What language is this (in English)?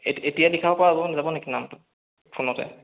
Assamese